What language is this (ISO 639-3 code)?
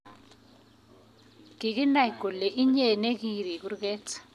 kln